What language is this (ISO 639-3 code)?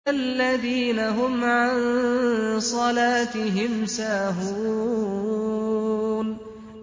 ara